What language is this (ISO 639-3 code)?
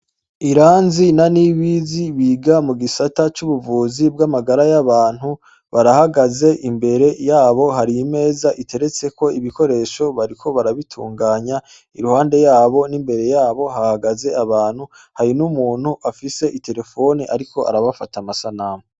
run